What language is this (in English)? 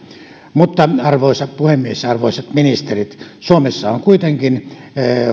Finnish